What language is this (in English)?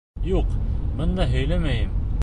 Bashkir